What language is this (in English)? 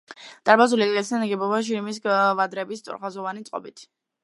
Georgian